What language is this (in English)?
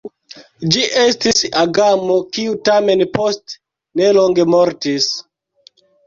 Esperanto